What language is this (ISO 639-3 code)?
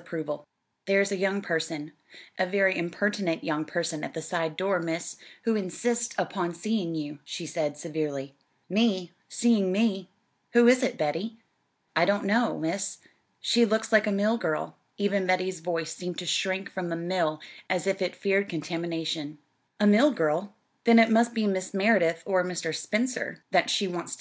eng